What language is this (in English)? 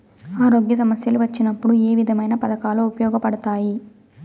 Telugu